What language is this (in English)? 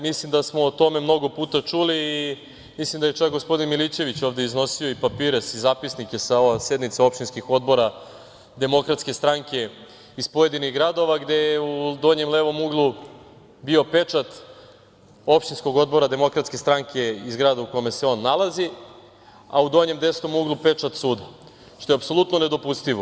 Serbian